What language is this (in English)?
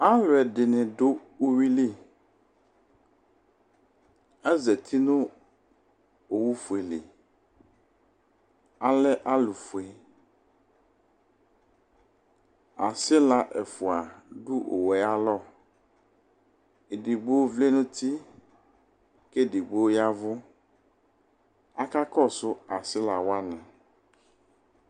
Ikposo